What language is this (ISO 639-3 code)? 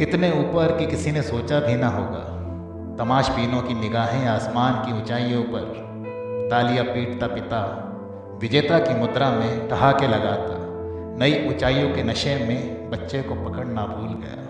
hin